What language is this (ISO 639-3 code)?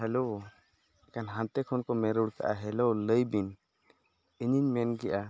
sat